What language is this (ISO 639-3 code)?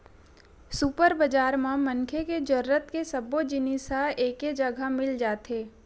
hne